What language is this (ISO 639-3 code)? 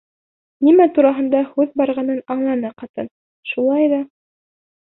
bak